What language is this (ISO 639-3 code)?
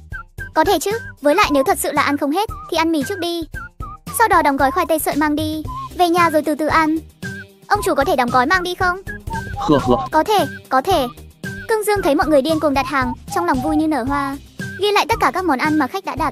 vie